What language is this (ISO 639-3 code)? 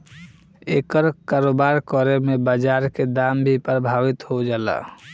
bho